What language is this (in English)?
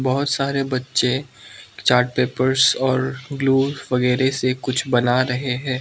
Hindi